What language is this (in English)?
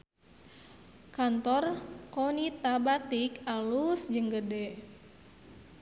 Sundanese